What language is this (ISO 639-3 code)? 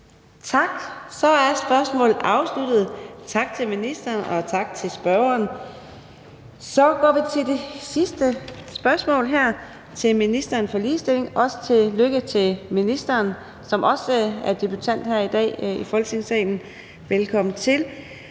dan